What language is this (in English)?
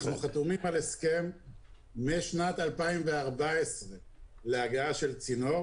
Hebrew